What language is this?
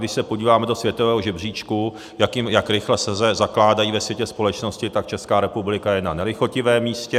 Czech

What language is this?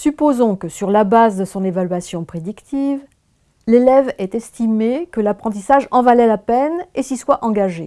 French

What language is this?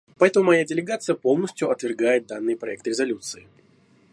Russian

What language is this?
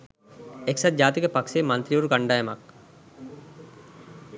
Sinhala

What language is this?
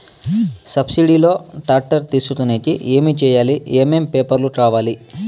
Telugu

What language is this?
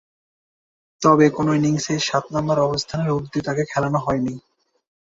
Bangla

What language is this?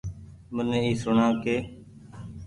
Goaria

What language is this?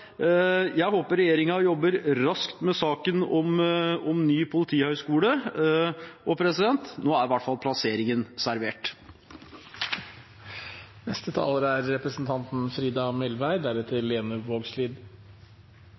Norwegian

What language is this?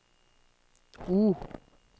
Norwegian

